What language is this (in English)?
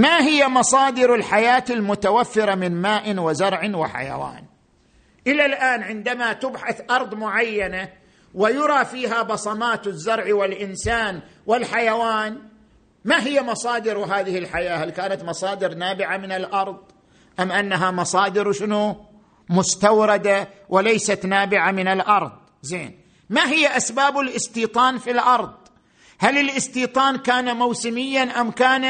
Arabic